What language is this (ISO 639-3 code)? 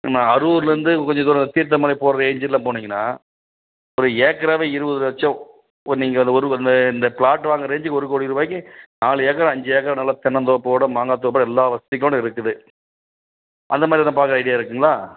tam